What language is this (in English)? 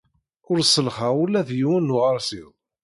Kabyle